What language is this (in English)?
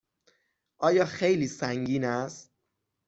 Persian